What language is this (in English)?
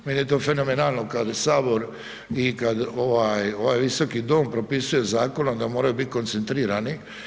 Croatian